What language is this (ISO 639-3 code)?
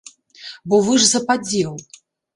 bel